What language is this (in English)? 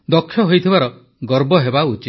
Odia